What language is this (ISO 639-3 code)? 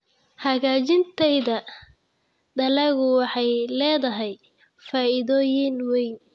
som